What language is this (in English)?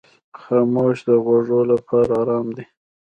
Pashto